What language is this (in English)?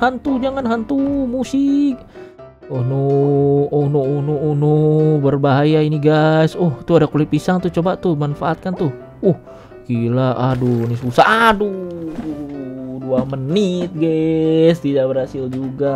Indonesian